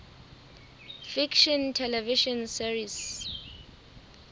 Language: Southern Sotho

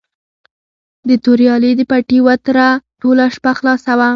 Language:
Pashto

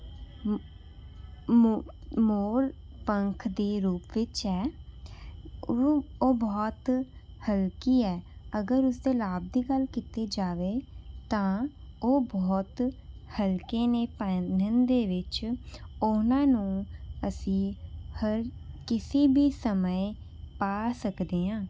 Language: Punjabi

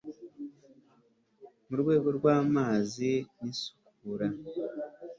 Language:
Kinyarwanda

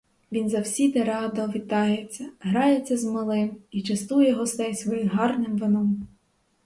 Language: Ukrainian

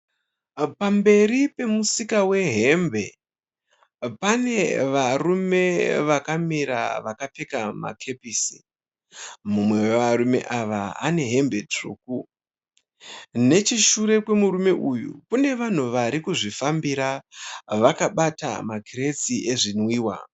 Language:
Shona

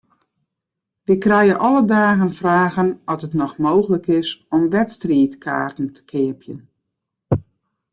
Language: Western Frisian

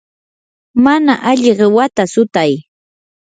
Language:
Yanahuanca Pasco Quechua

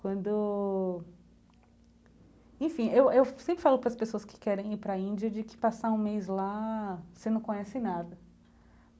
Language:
Portuguese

